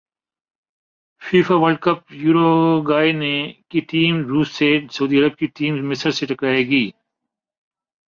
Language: Urdu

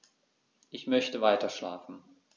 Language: German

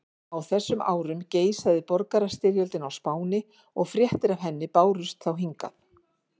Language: Icelandic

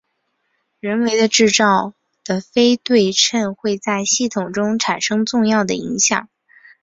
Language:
Chinese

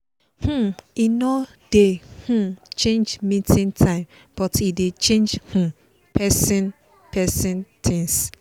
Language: Nigerian Pidgin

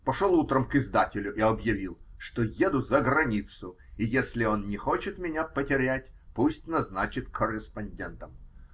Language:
Russian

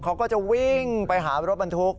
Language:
Thai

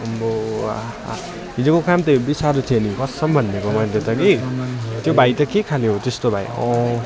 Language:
Nepali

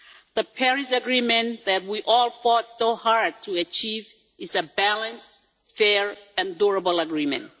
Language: English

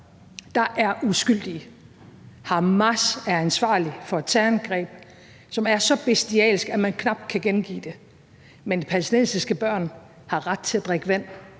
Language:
Danish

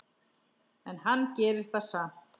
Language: Icelandic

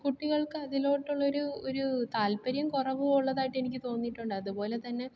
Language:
Malayalam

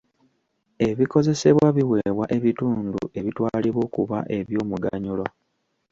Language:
Ganda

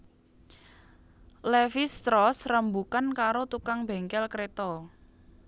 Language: Javanese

